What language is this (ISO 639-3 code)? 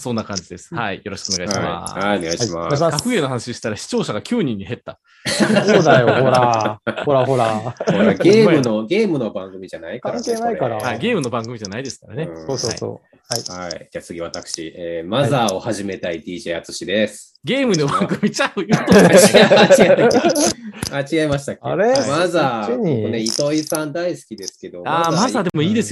jpn